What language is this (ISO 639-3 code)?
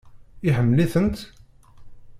kab